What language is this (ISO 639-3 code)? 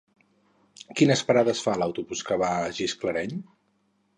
cat